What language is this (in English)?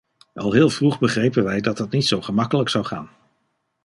Dutch